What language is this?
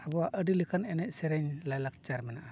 Santali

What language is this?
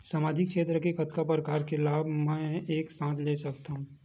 Chhattisgarhi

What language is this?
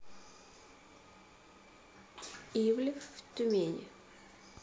Russian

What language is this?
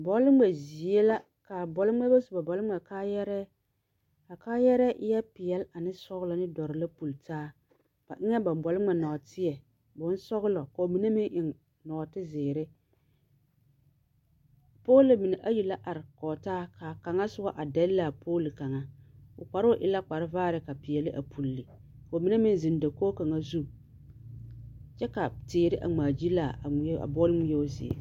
Southern Dagaare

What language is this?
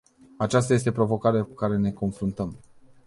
Romanian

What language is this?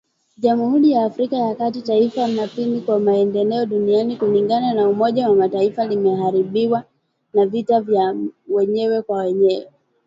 Swahili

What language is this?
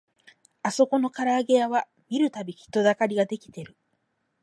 Japanese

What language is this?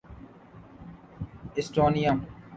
Urdu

